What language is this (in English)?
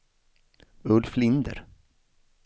Swedish